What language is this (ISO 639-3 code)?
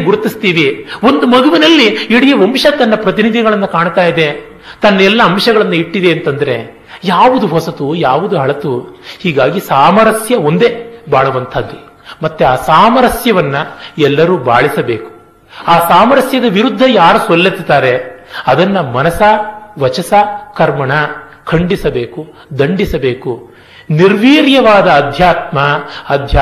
kan